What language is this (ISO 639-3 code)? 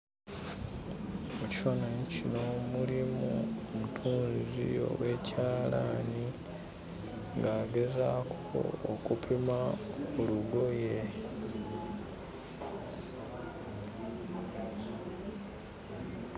lug